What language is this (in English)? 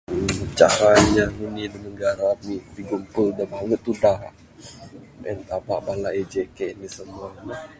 Bukar-Sadung Bidayuh